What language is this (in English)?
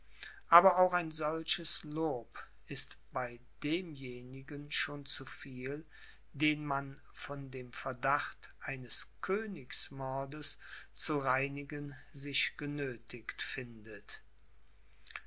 German